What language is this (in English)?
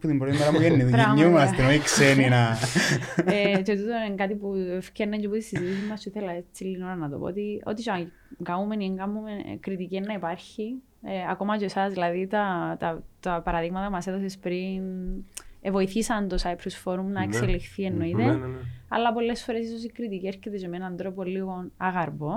Greek